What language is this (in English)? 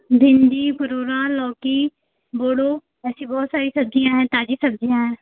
Hindi